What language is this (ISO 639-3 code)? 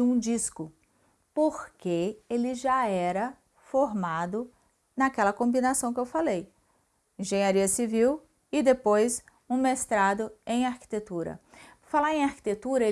por